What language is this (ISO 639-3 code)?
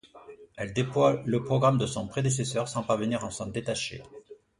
fra